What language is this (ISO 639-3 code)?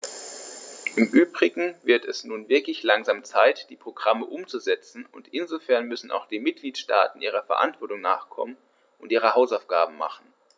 deu